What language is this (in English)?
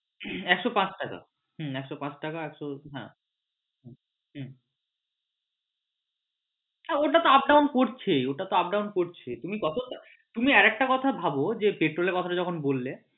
Bangla